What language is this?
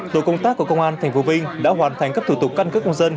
Vietnamese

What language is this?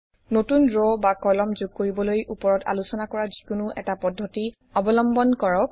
Assamese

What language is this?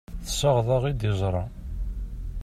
Kabyle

